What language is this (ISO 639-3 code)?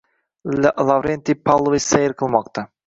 uzb